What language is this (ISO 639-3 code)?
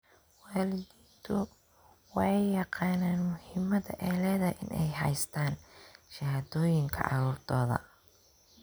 som